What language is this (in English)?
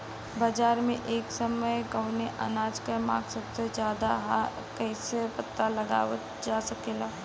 Bhojpuri